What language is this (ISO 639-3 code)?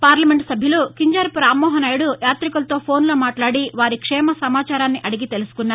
tel